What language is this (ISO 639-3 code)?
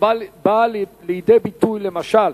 heb